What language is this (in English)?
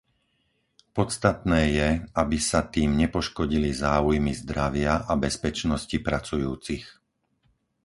Slovak